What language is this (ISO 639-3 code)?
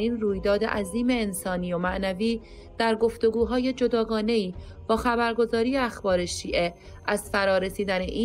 fas